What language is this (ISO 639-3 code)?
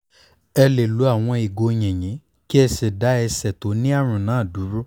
yor